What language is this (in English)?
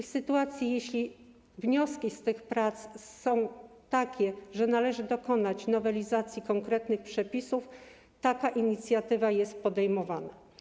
Polish